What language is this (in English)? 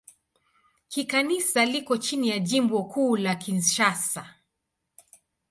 Swahili